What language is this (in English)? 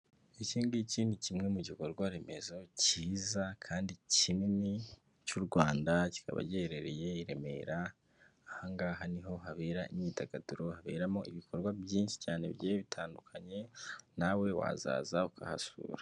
Kinyarwanda